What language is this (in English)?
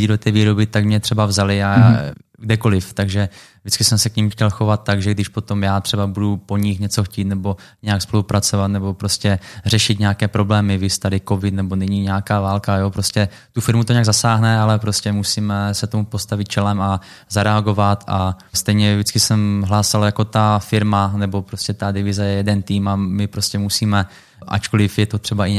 Czech